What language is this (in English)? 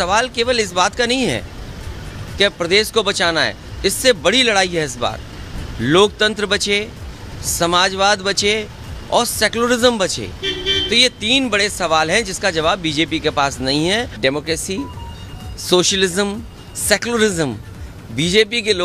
Hindi